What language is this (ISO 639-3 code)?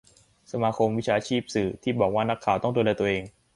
tha